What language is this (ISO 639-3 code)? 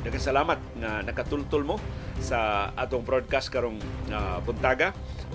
fil